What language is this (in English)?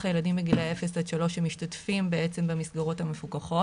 Hebrew